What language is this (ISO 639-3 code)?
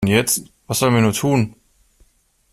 deu